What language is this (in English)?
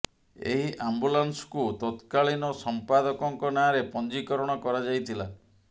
Odia